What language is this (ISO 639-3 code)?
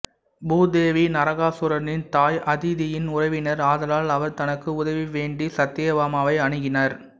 tam